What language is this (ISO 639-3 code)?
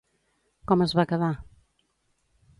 cat